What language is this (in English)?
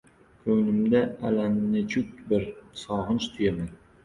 Uzbek